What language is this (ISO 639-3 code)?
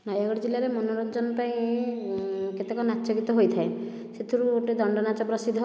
ori